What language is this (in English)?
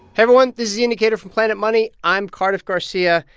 English